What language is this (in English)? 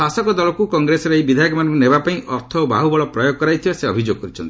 Odia